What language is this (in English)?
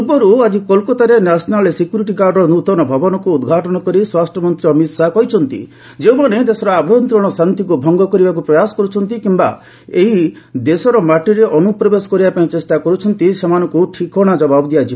Odia